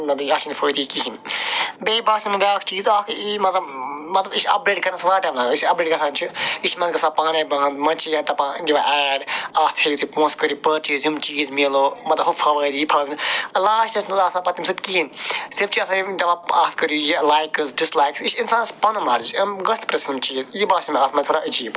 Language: Kashmiri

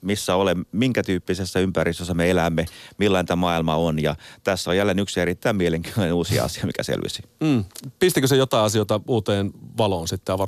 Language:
Finnish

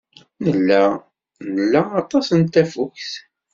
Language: Kabyle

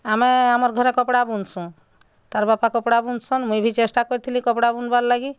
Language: Odia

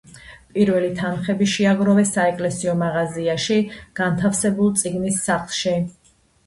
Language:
Georgian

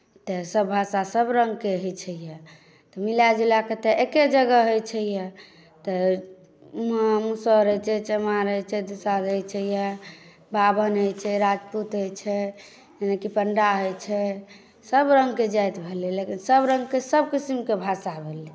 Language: Maithili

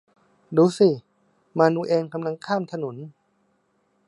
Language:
Thai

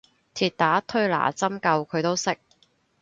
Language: Cantonese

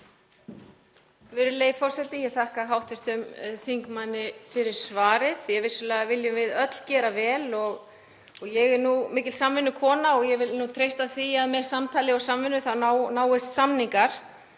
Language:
Icelandic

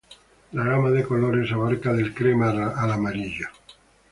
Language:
Spanish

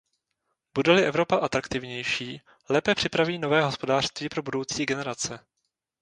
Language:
Czech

